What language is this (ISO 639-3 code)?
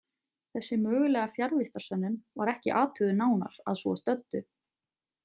isl